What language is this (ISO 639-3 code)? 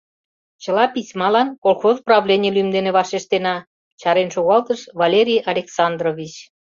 chm